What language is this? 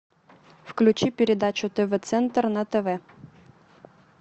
Russian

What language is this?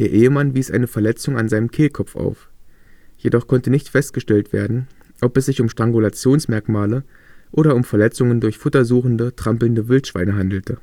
German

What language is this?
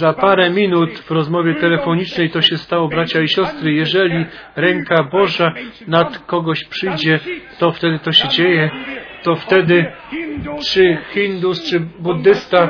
Polish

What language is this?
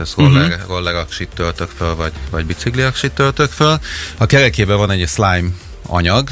Hungarian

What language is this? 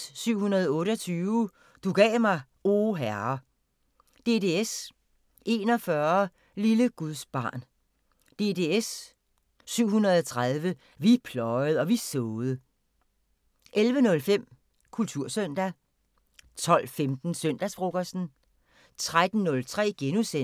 Danish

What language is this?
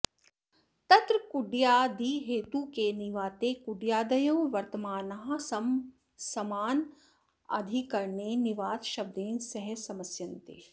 Sanskrit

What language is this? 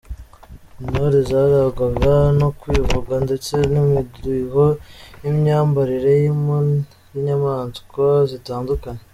Kinyarwanda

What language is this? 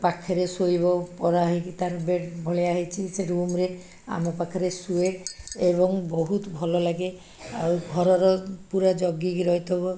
Odia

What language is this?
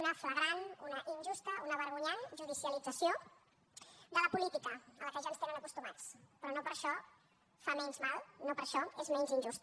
Catalan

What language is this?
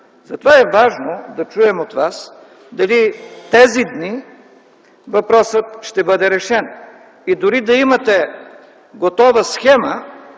Bulgarian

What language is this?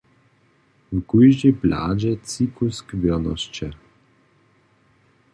Upper Sorbian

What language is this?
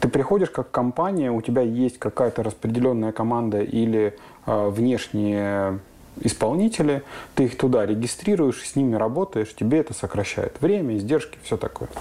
Russian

